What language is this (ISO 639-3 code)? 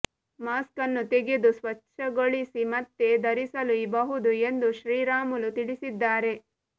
kan